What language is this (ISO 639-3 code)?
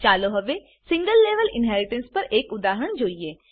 guj